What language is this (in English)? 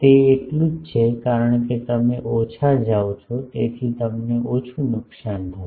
Gujarati